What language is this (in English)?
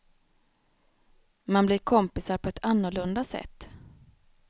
Swedish